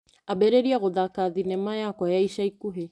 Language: Kikuyu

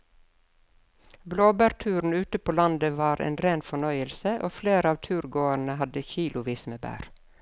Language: Norwegian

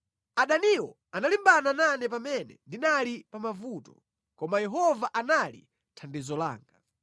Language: Nyanja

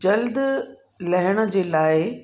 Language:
Sindhi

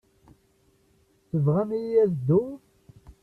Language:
Kabyle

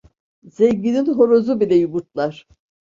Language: Turkish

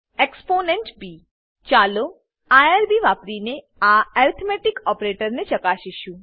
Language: Gujarati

